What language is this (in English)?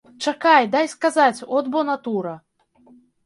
Belarusian